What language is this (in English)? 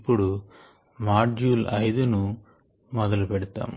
Telugu